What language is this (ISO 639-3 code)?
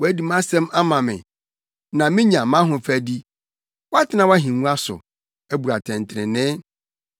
aka